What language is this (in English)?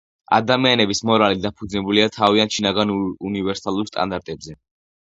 Georgian